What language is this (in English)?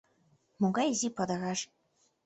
Mari